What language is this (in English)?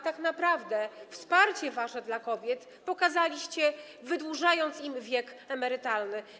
Polish